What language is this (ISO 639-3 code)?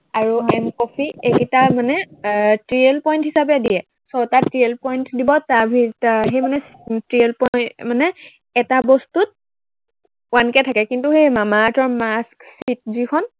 asm